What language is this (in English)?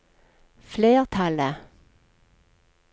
Norwegian